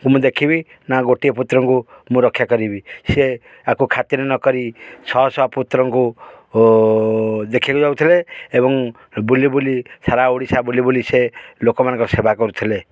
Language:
Odia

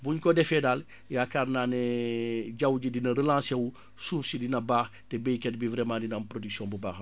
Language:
Wolof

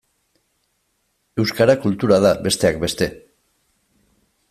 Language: Basque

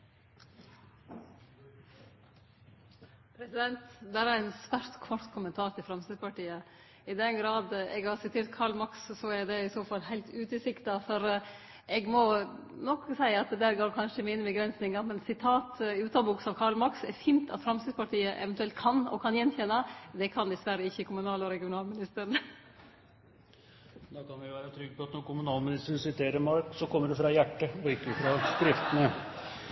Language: Norwegian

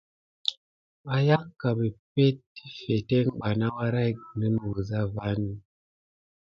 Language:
Gidar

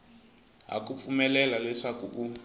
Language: Tsonga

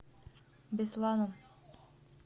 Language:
Russian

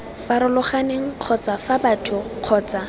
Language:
Tswana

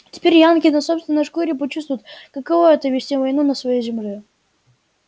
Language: Russian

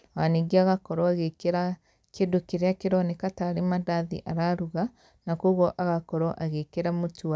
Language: Kikuyu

